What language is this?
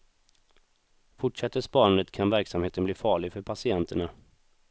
Swedish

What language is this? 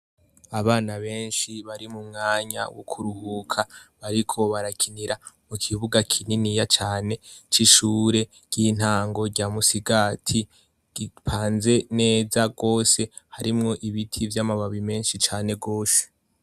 Rundi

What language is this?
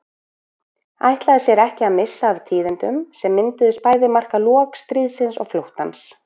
Icelandic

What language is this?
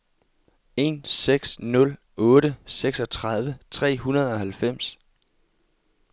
Danish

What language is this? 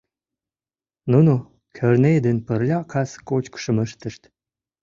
Mari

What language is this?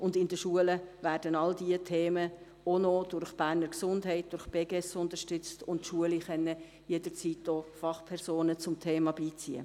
Swiss German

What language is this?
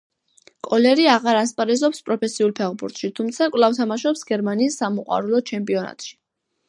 Georgian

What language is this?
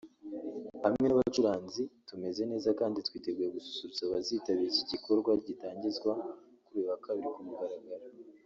Kinyarwanda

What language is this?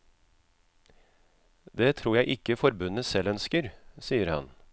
Norwegian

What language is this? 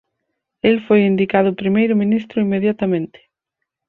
Galician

